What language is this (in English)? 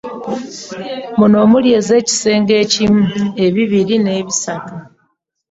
Ganda